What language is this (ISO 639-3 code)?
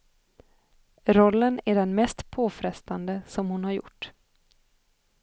swe